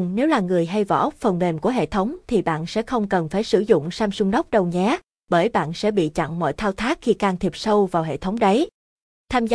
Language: Vietnamese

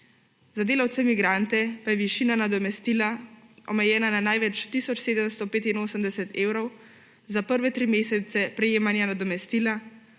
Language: Slovenian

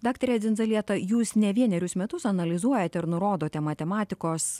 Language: Lithuanian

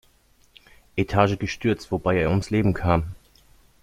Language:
German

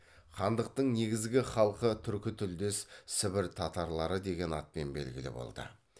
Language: Kazakh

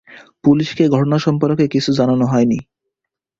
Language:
Bangla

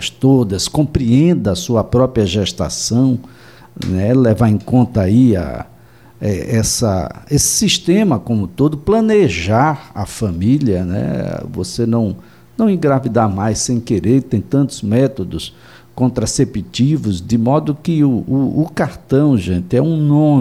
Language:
Portuguese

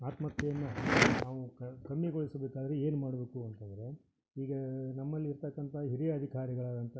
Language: Kannada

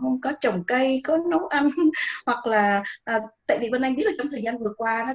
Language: Vietnamese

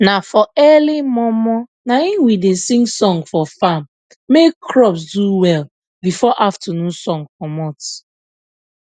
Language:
Nigerian Pidgin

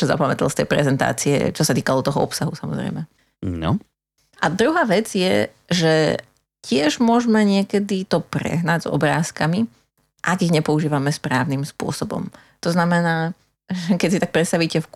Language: Slovak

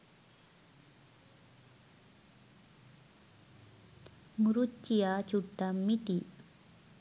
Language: Sinhala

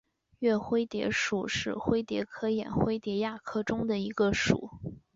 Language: Chinese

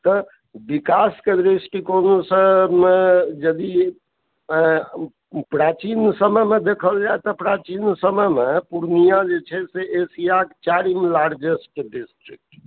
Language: Maithili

